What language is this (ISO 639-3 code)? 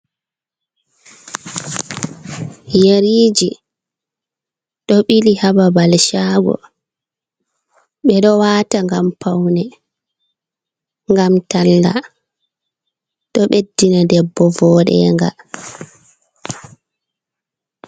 ful